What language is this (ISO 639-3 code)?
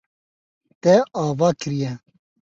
kur